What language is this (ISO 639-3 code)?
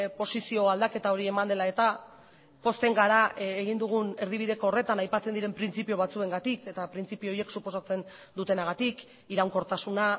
eus